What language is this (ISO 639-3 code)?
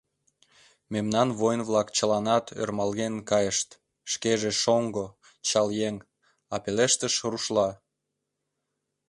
chm